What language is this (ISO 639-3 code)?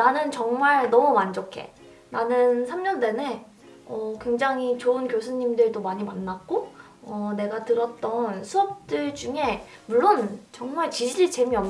kor